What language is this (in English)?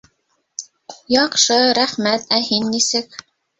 Bashkir